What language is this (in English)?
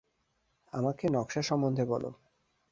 Bangla